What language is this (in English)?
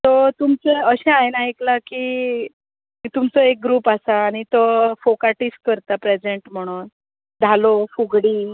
Konkani